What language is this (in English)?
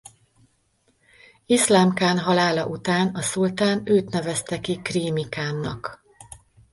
Hungarian